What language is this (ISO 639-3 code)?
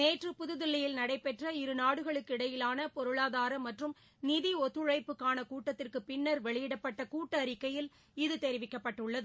tam